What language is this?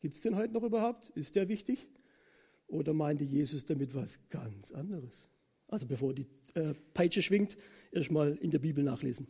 German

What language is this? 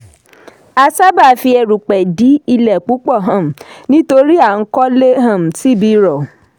Yoruba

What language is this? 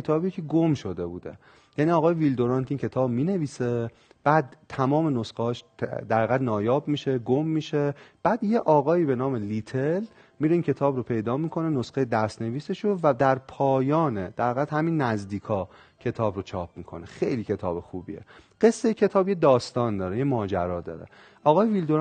Persian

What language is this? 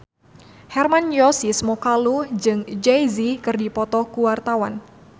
Sundanese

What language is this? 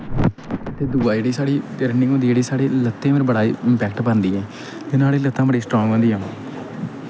Dogri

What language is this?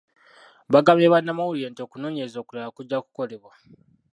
Ganda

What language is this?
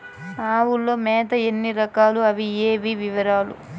Telugu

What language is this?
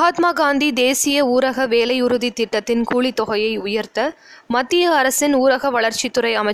Tamil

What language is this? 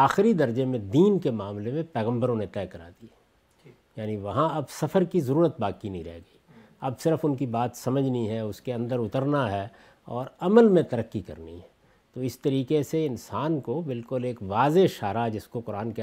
Urdu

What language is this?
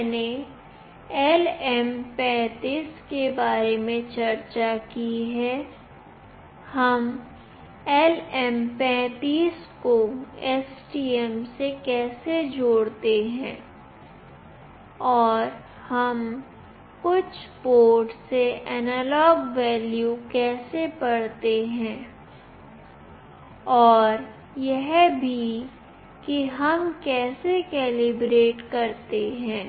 Hindi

